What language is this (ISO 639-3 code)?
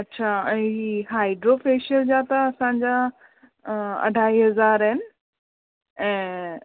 snd